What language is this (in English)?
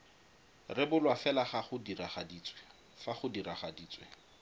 Tswana